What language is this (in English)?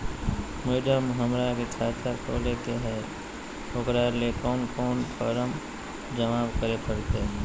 Magahi